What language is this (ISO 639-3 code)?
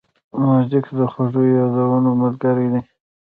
pus